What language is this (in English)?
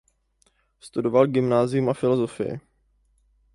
Czech